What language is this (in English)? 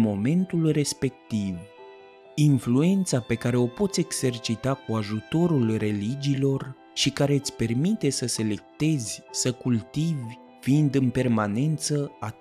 Romanian